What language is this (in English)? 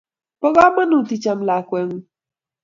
Kalenjin